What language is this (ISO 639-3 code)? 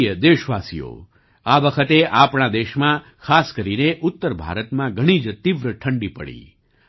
guj